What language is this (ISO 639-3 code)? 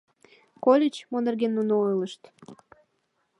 chm